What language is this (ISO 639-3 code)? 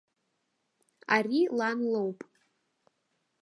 abk